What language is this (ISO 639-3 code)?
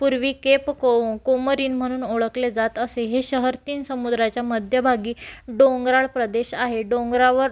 mar